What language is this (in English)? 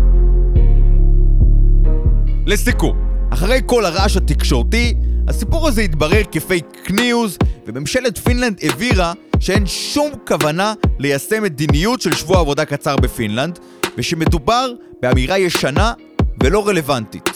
Hebrew